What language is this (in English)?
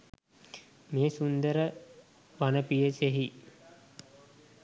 Sinhala